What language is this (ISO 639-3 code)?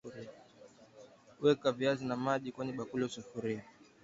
swa